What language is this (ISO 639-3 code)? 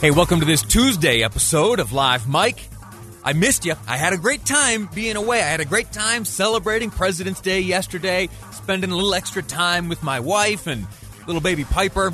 eng